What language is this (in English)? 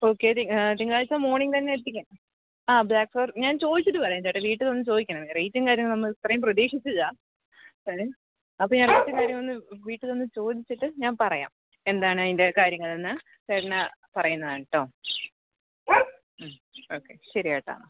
Malayalam